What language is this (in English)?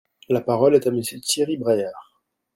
French